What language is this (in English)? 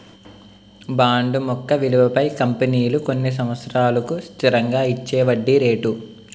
Telugu